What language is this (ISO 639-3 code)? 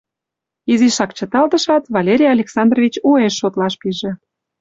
chm